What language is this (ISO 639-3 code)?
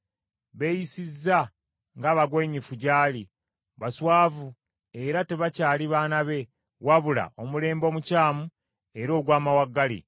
lug